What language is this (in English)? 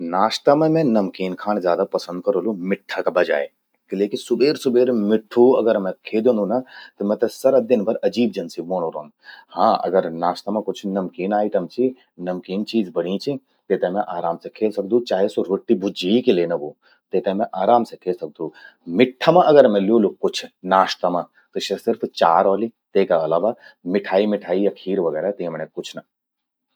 Garhwali